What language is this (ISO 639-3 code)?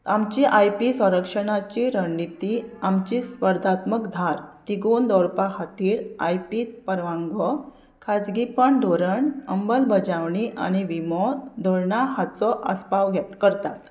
kok